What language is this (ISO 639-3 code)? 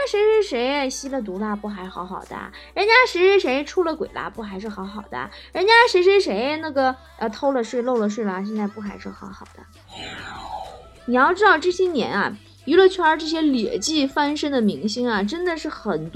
zho